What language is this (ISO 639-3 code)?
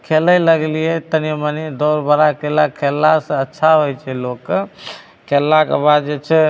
mai